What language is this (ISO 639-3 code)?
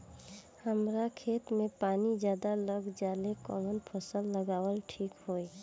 bho